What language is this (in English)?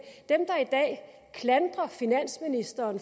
Danish